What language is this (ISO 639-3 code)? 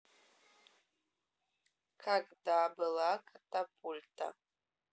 rus